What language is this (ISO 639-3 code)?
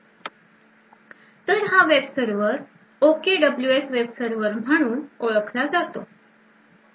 mar